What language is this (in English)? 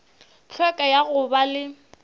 Northern Sotho